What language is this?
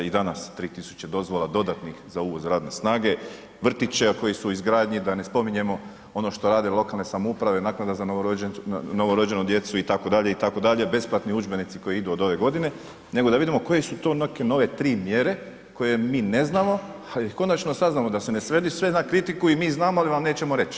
Croatian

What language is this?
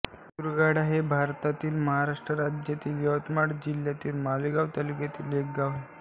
Marathi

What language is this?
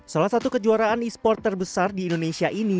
Indonesian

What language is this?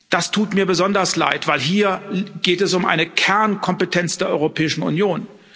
German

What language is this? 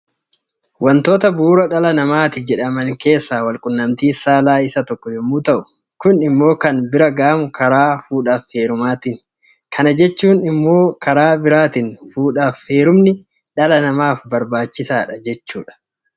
Oromo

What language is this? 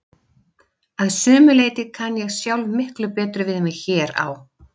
Icelandic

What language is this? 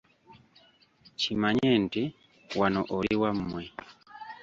Ganda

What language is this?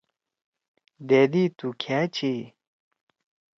Torwali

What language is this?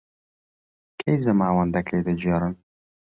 Central Kurdish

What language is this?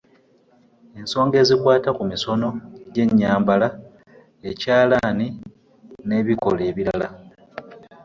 Ganda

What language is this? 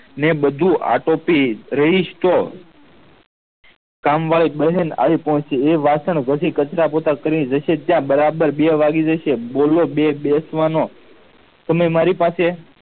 Gujarati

